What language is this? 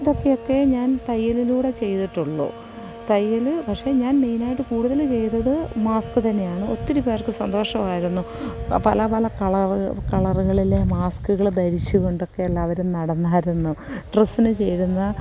Malayalam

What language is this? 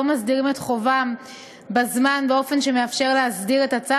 Hebrew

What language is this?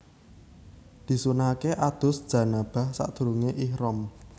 Javanese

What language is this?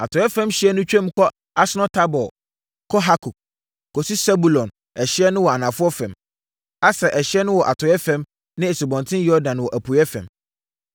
Akan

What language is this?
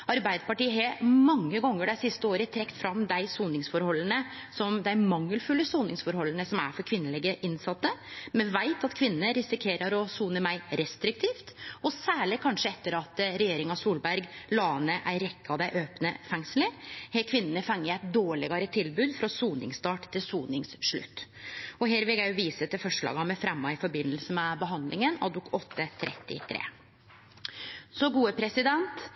Norwegian Nynorsk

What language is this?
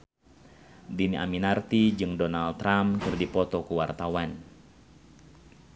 Sundanese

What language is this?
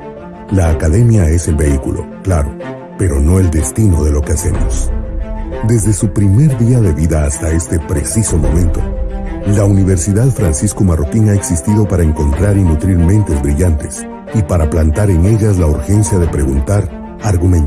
Spanish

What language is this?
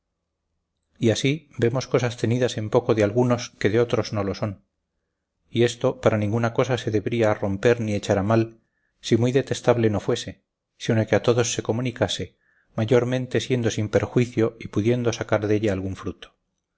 Spanish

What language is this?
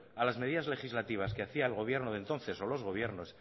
Spanish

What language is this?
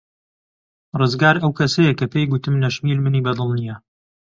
Central Kurdish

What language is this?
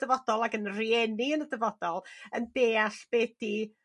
Welsh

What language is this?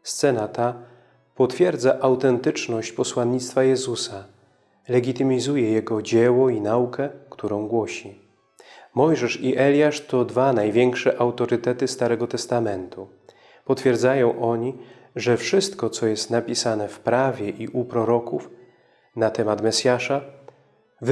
Polish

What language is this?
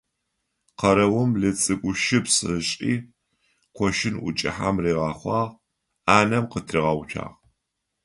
Adyghe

